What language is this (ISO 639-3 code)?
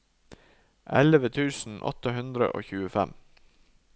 nor